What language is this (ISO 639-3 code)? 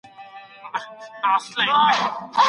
pus